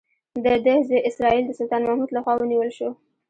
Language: Pashto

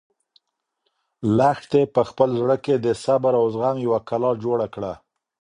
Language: Pashto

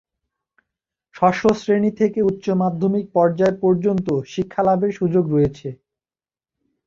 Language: Bangla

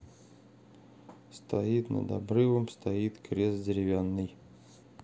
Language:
Russian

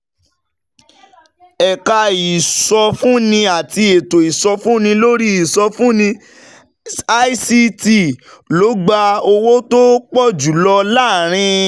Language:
Yoruba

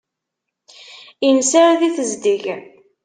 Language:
Kabyle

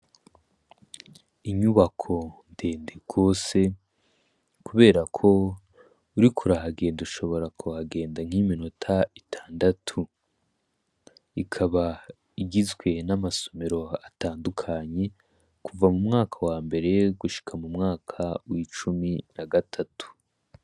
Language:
Rundi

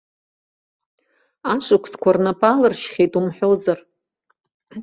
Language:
Abkhazian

